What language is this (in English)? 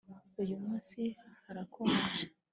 Kinyarwanda